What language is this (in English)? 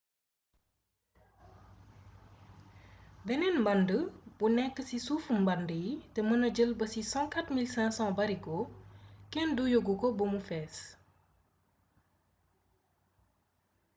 Wolof